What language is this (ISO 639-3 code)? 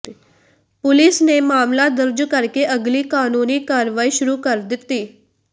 pan